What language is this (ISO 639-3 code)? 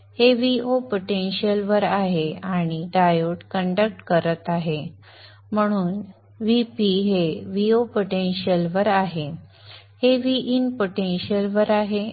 mar